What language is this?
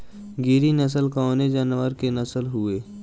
Bhojpuri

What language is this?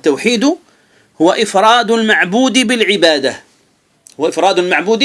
Arabic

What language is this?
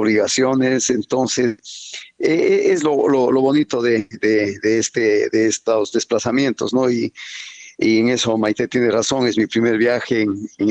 Spanish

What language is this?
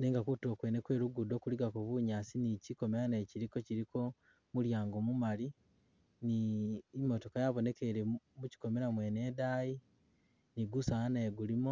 Masaaba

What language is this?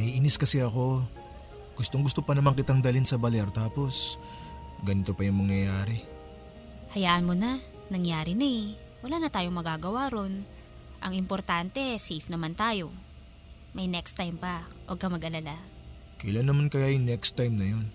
Filipino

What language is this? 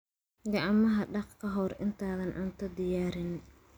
Somali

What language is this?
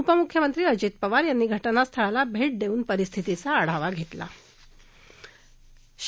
Marathi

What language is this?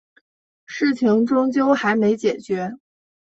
Chinese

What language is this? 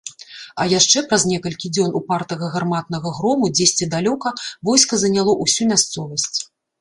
Belarusian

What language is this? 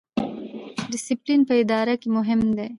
Pashto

